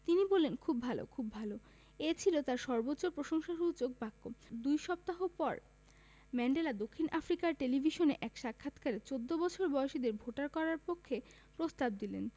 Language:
Bangla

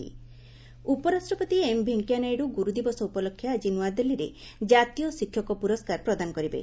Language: Odia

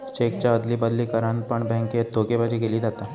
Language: Marathi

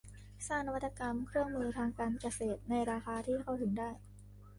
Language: Thai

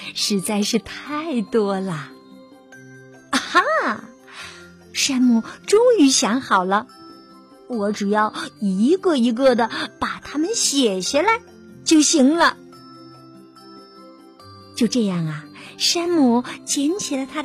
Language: Chinese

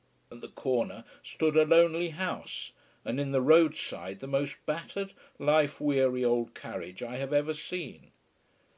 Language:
English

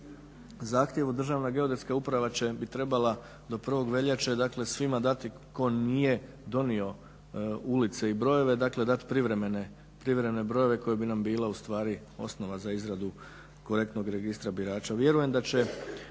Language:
Croatian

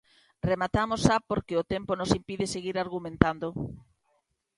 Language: Galician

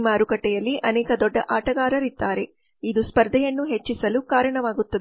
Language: Kannada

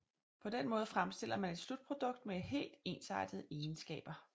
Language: Danish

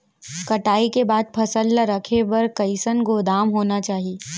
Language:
Chhattisgarhi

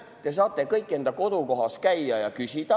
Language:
Estonian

